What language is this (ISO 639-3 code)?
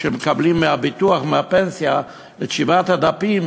heb